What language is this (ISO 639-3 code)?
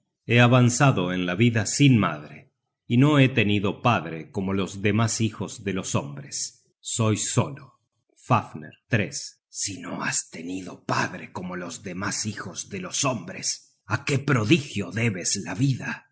spa